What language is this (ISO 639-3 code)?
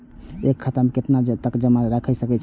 mai